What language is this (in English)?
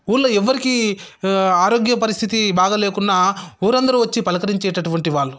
Telugu